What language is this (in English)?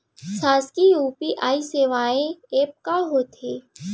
Chhattisgarhi